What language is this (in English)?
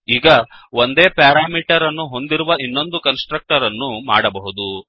Kannada